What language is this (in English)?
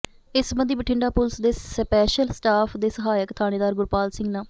Punjabi